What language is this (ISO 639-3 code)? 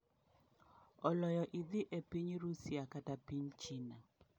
luo